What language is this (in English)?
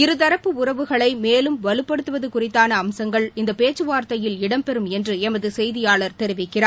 Tamil